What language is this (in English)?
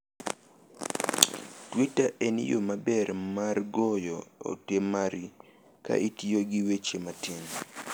Luo (Kenya and Tanzania)